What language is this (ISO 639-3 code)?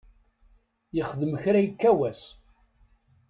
kab